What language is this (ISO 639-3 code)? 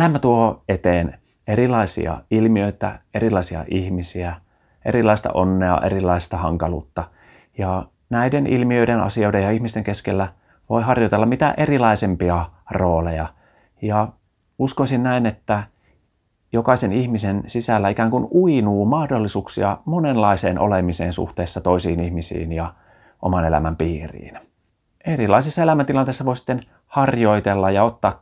fin